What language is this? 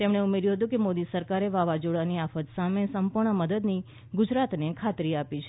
Gujarati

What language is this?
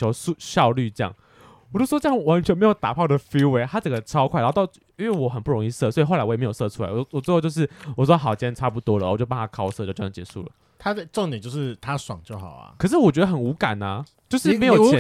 Chinese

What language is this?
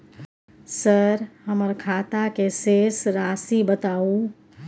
Maithili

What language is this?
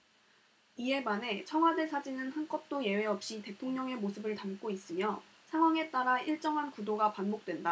Korean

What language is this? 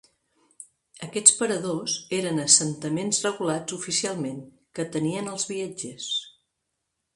Catalan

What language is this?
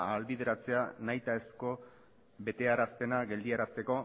Basque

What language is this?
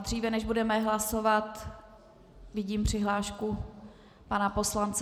Czech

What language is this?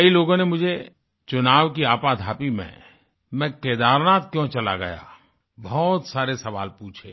Hindi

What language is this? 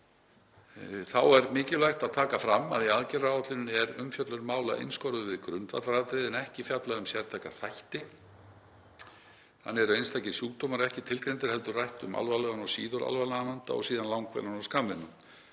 Icelandic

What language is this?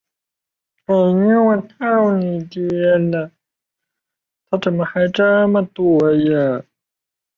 Chinese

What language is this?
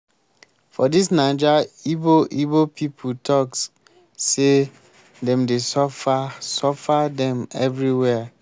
Nigerian Pidgin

